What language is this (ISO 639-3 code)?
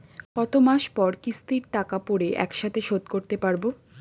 ben